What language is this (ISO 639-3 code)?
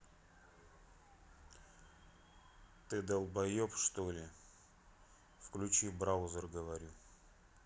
rus